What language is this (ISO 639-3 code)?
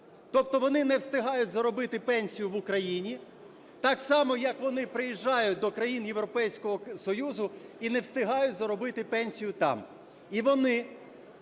ukr